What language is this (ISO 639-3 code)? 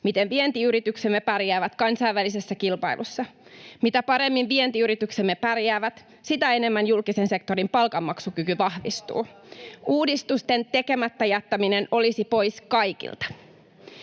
fin